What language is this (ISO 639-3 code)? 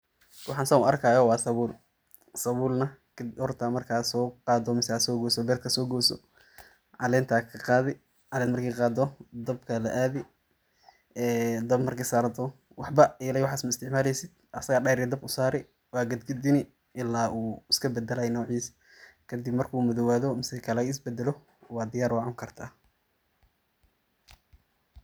som